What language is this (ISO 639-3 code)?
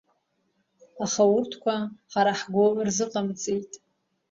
abk